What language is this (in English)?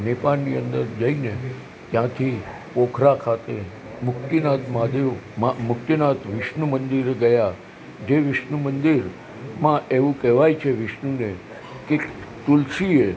Gujarati